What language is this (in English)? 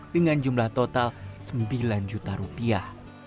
Indonesian